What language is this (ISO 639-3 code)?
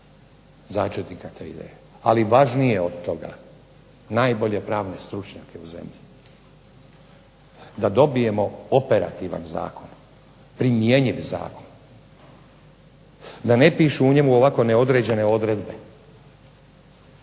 hrv